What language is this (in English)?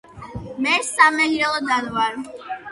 Georgian